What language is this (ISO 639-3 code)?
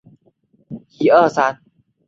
zho